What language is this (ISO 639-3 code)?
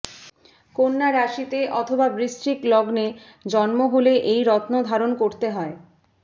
ben